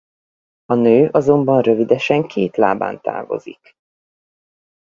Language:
Hungarian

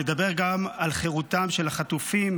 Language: Hebrew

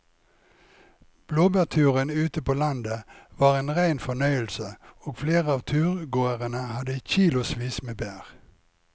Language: Norwegian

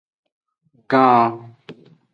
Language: Aja (Benin)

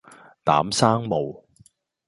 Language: Cantonese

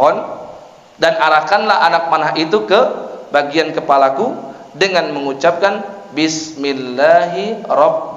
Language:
Indonesian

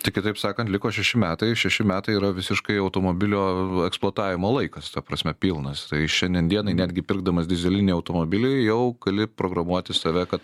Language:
Lithuanian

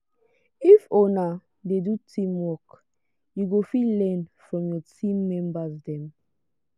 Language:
Nigerian Pidgin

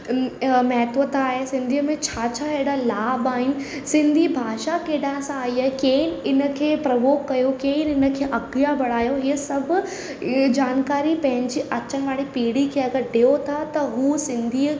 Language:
Sindhi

